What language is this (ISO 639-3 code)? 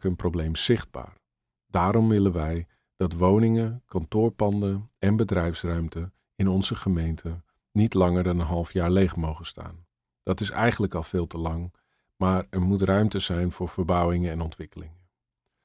nld